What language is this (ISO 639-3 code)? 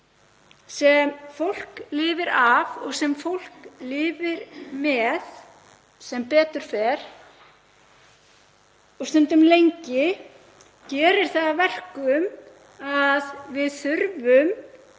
isl